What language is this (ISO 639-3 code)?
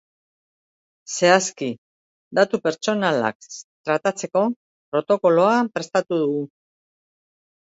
eus